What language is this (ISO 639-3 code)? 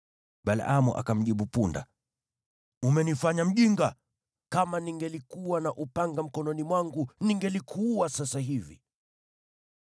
swa